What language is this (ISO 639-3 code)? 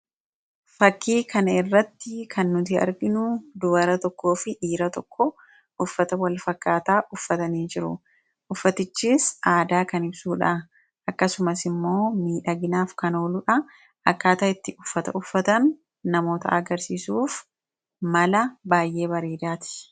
orm